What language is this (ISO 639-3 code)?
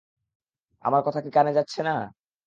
ben